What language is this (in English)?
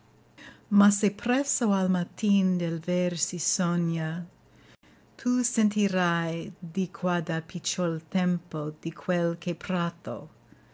Italian